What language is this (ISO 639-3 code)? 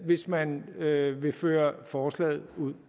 dan